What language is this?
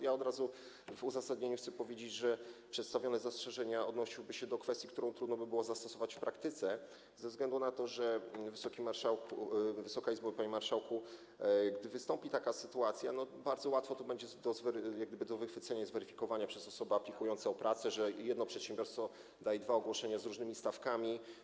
Polish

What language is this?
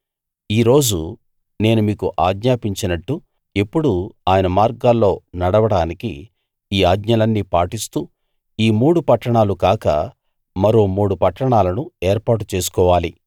Telugu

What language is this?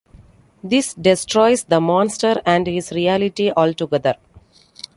English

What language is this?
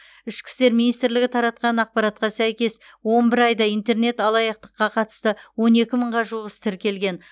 Kazakh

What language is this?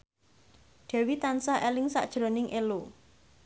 Javanese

